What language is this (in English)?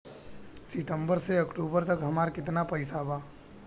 Bhojpuri